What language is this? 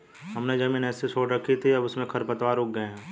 Hindi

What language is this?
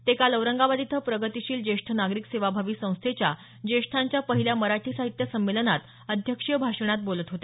Marathi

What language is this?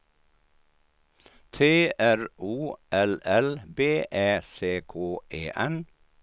Swedish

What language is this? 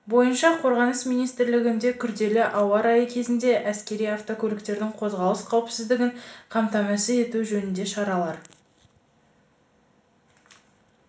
Kazakh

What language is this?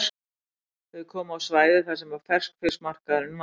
Icelandic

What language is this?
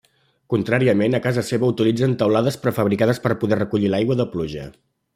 Catalan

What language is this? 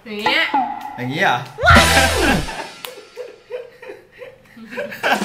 Thai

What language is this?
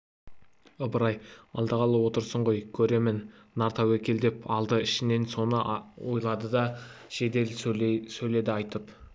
Kazakh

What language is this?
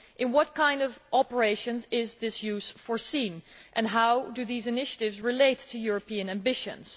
English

